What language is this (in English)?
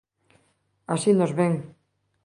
Galician